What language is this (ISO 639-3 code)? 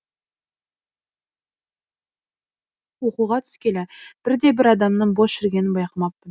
kaz